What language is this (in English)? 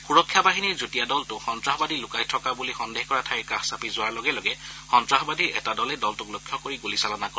Assamese